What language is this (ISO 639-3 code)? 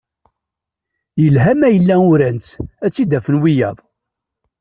kab